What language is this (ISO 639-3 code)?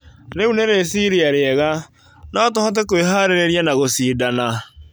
kik